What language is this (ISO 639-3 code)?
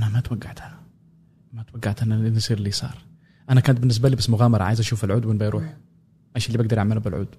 ara